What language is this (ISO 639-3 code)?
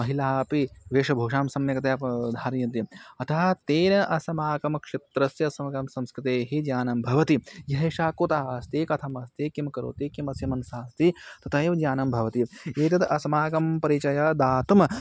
san